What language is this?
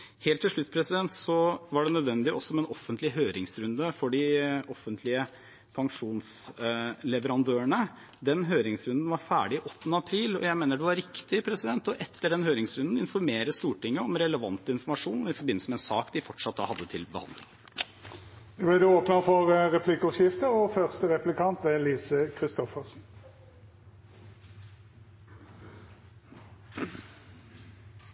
Norwegian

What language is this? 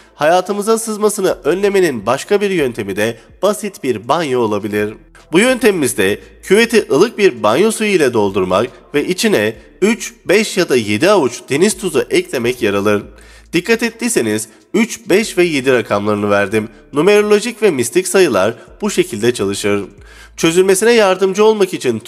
Turkish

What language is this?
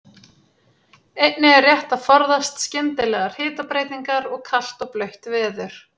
Icelandic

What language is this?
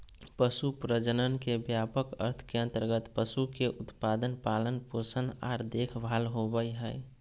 Magahi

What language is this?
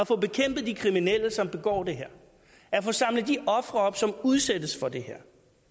Danish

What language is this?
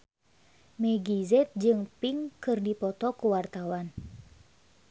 Sundanese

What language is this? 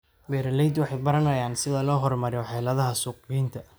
Somali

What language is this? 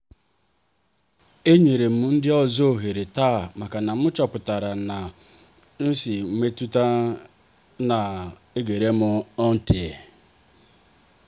Igbo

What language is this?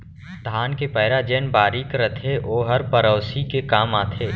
Chhattisgarhi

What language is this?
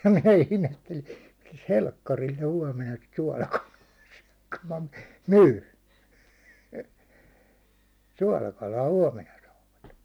Finnish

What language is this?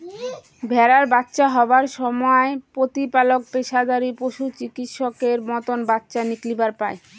Bangla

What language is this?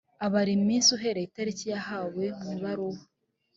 Kinyarwanda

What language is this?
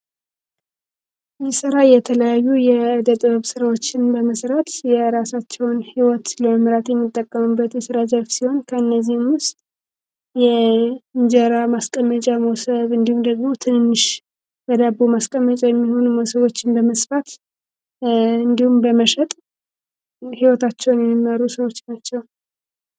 Amharic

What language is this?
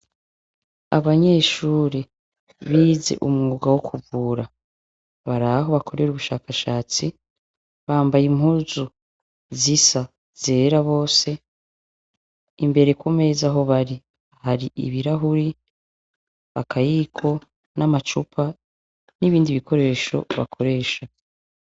Rundi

